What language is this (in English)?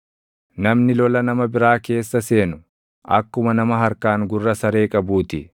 Oromo